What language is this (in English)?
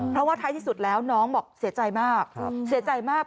Thai